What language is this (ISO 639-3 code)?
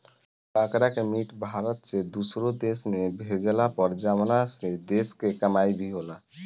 bho